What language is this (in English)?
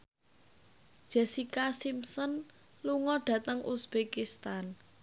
Javanese